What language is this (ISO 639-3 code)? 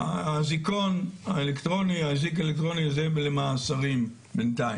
heb